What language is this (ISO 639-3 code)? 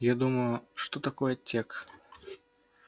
rus